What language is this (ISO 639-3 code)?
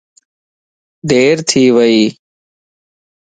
lss